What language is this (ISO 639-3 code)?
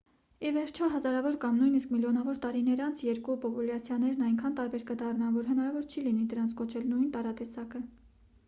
hye